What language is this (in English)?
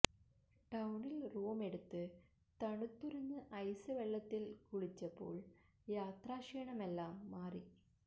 Malayalam